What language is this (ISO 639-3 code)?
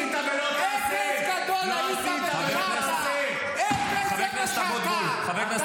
heb